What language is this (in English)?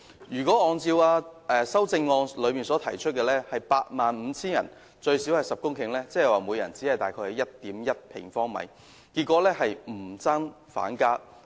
Cantonese